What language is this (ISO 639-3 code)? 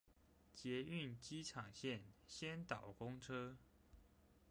zho